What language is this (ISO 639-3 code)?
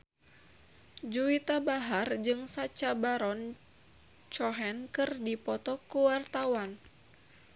sun